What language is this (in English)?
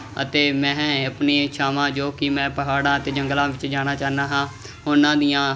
Punjabi